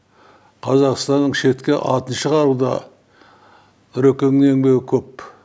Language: Kazakh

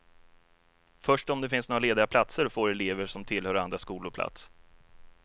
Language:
Swedish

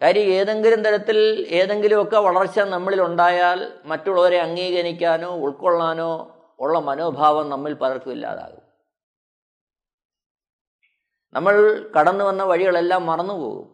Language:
Malayalam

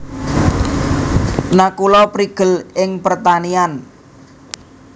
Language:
Javanese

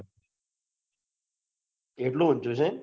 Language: Gujarati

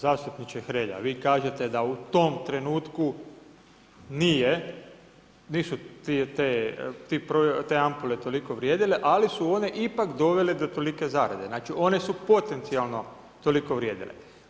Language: Croatian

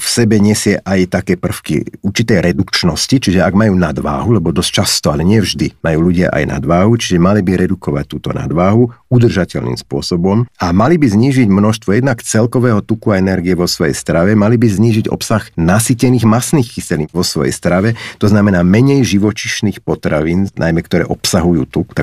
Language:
Slovak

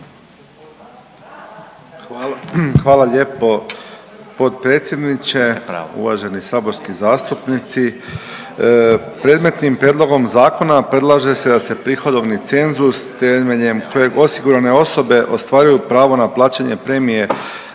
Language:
Croatian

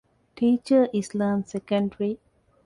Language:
Divehi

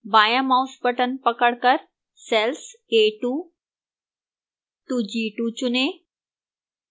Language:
Hindi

